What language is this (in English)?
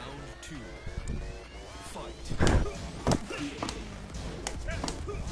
Korean